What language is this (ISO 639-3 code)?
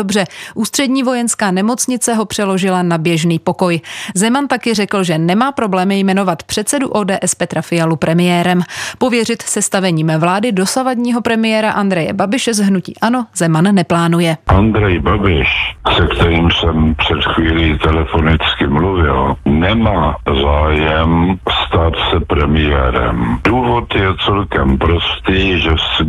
ces